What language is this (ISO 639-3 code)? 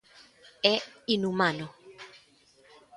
glg